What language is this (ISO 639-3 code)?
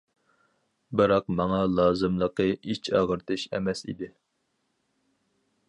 uig